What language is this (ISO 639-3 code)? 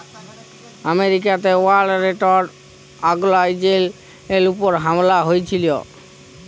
ben